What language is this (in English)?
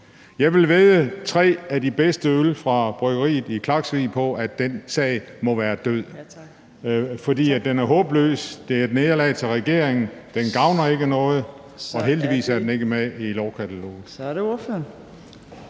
Danish